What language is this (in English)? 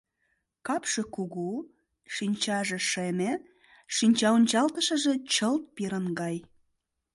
Mari